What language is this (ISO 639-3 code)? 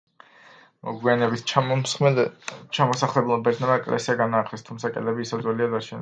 kat